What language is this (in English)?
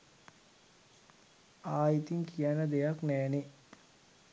Sinhala